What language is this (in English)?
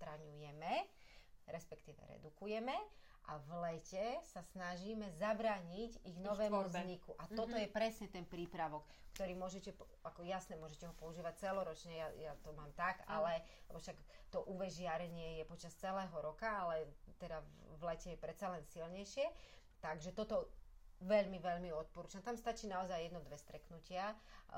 Slovak